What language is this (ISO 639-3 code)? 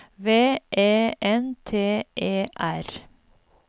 nor